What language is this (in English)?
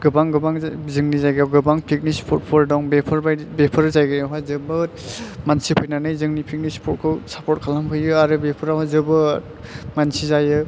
Bodo